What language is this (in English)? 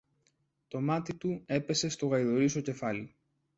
Greek